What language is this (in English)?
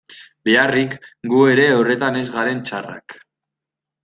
Basque